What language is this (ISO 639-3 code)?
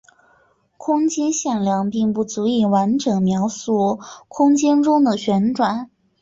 zho